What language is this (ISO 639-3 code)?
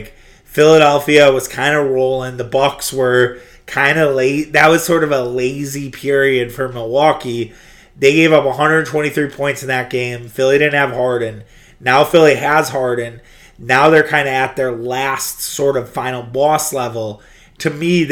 eng